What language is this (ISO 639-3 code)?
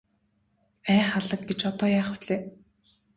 mon